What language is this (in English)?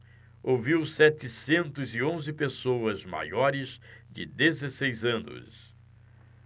Portuguese